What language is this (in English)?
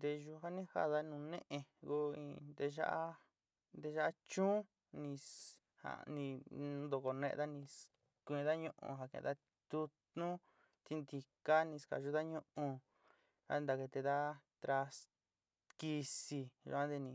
Sinicahua Mixtec